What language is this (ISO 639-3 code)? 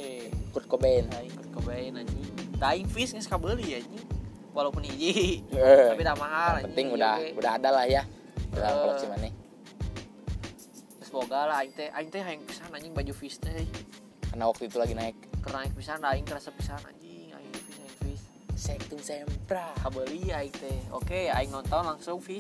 ind